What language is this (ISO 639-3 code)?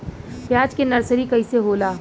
bho